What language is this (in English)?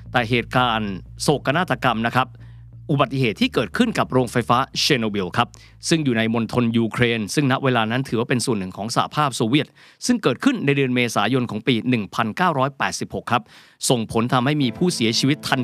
Thai